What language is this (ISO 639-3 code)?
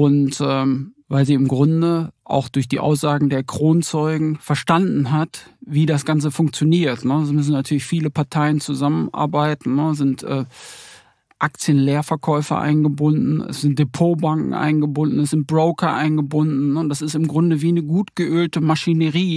deu